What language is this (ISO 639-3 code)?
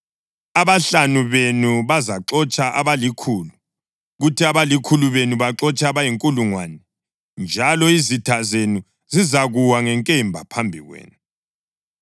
nde